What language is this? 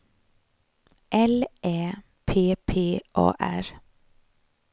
Swedish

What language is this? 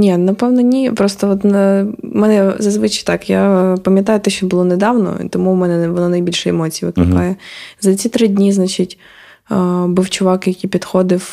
Ukrainian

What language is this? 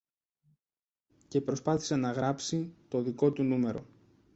Greek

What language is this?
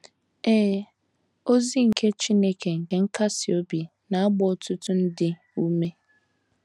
Igbo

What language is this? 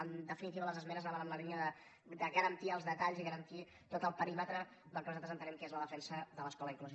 Catalan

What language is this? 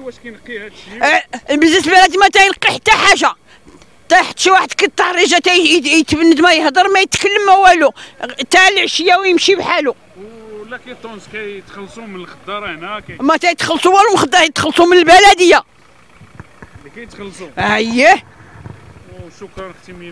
Arabic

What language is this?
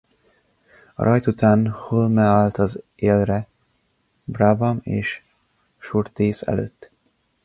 Hungarian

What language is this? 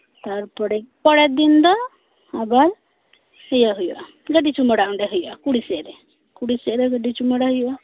Santali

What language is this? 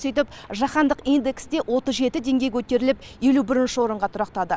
Kazakh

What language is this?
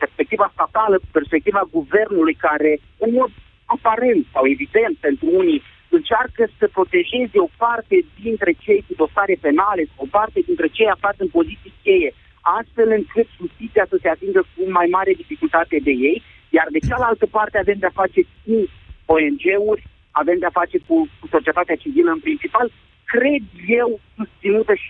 Romanian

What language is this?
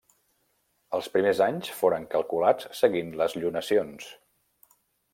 Catalan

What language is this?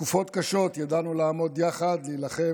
Hebrew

